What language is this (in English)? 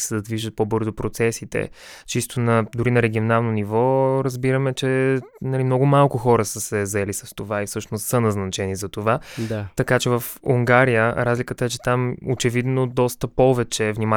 Bulgarian